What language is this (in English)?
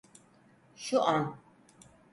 Turkish